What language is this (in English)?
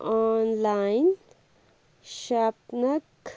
Kashmiri